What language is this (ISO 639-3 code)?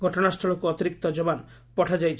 ori